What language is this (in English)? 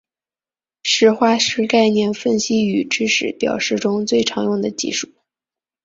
Chinese